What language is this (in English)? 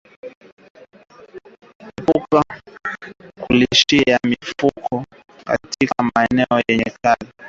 Swahili